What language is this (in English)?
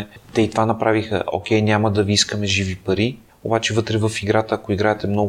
Bulgarian